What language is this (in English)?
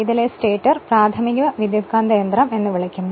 Malayalam